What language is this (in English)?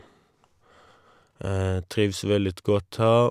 Norwegian